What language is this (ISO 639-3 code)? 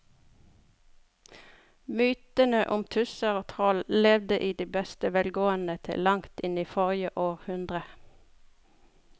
nor